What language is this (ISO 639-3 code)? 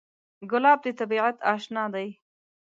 pus